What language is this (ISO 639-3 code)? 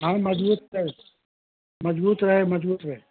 hin